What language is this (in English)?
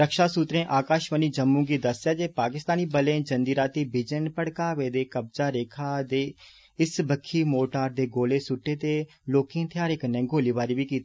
Dogri